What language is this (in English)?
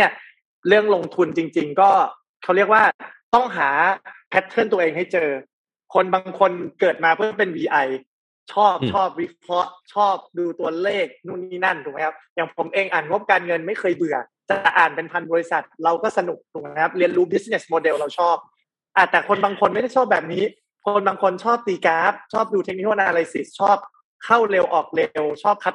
Thai